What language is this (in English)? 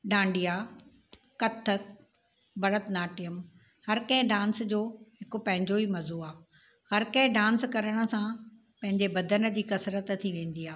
Sindhi